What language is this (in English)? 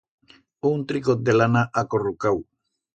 Aragonese